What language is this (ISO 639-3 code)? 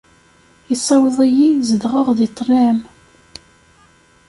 kab